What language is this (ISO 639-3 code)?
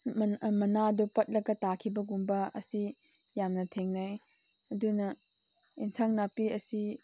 mni